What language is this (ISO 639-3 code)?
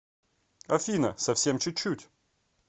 rus